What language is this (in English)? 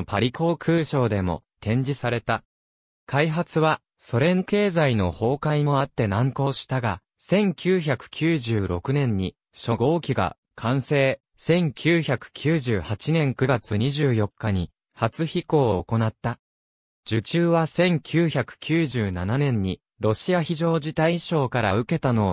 Japanese